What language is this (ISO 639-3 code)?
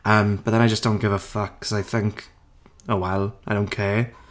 cym